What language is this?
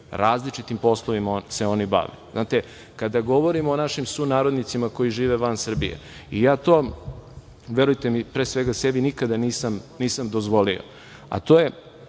Serbian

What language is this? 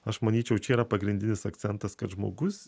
Lithuanian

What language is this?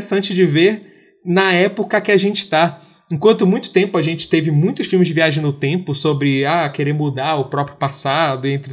Portuguese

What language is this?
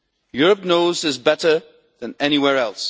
English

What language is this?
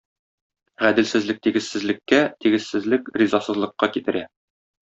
Tatar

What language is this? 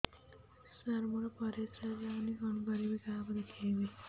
Odia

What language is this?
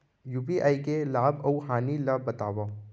Chhattisgarhi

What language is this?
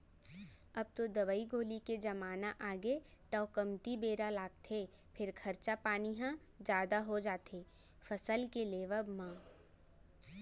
Chhattisgarhi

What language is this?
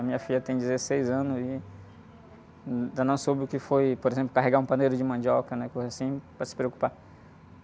Portuguese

